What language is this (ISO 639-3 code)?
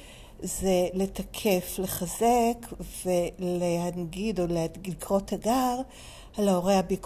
heb